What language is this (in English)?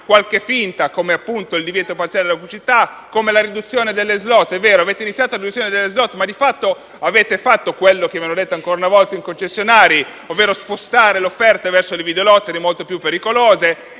Italian